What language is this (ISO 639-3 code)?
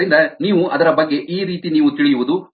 kan